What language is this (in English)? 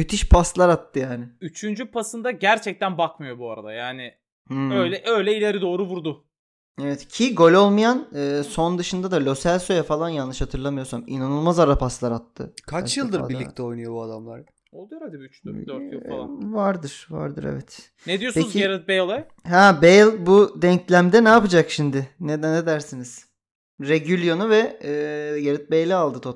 Turkish